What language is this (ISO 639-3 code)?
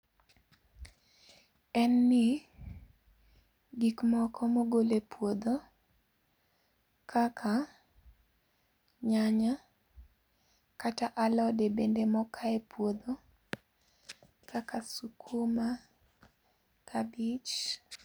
luo